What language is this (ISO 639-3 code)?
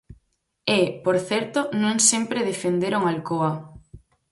glg